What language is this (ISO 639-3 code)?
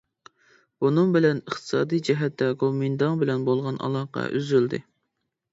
uig